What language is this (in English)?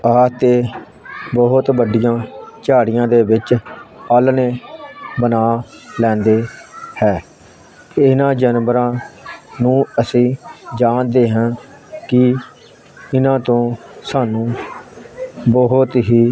Punjabi